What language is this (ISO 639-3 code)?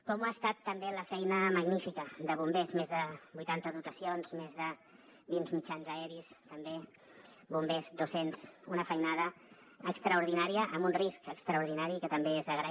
cat